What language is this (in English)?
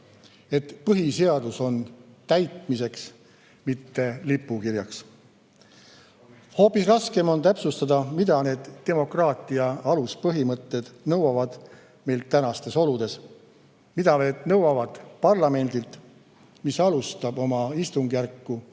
Estonian